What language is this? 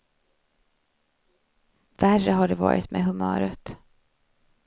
Swedish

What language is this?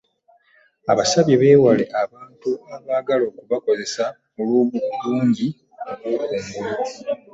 Ganda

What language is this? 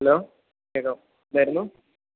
Malayalam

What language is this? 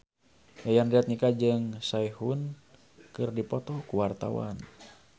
Sundanese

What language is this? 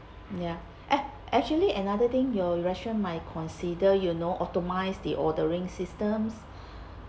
English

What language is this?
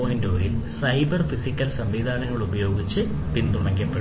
Malayalam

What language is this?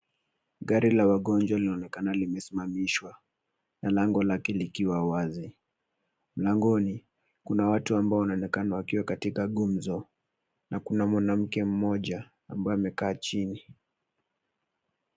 Swahili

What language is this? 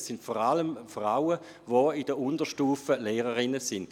Swiss German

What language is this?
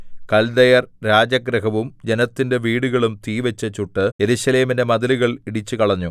Malayalam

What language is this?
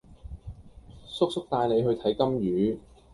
Cantonese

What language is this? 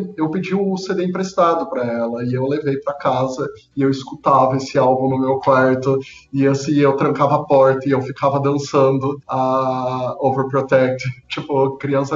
Portuguese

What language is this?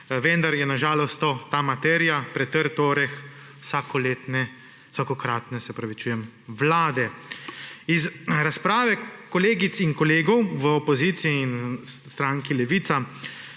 Slovenian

